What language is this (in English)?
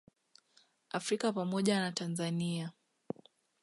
Swahili